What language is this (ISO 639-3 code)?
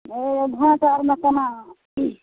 mai